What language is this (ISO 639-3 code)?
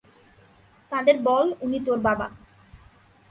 ben